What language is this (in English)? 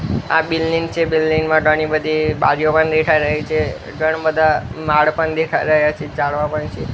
Gujarati